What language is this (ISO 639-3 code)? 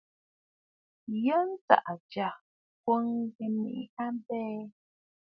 bfd